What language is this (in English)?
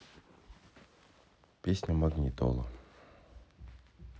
Russian